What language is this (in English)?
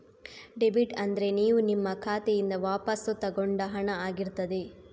Kannada